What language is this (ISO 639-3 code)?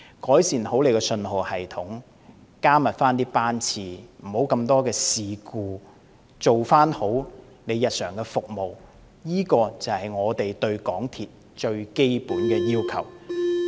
yue